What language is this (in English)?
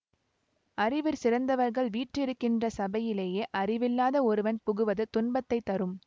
Tamil